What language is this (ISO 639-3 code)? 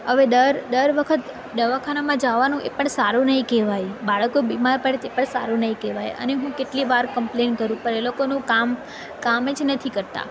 guj